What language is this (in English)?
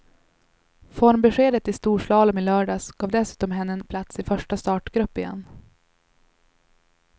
Swedish